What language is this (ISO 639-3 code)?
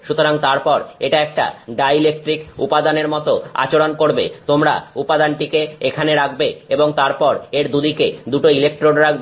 ben